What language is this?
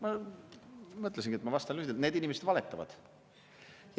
Estonian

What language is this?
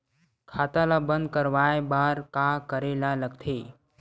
Chhattisgarhi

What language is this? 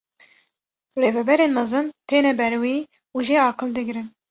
Kurdish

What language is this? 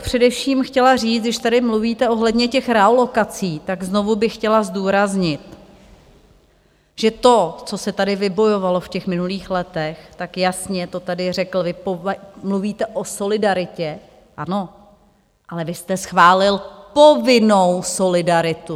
Czech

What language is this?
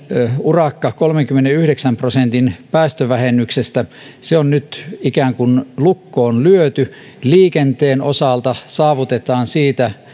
Finnish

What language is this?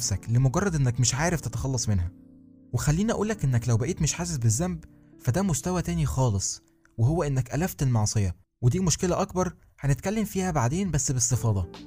Arabic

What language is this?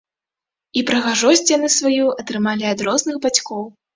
Belarusian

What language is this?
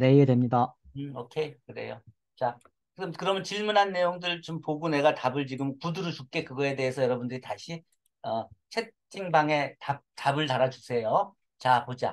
Korean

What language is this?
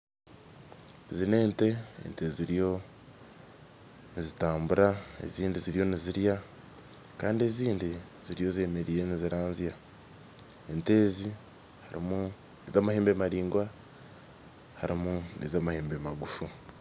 Nyankole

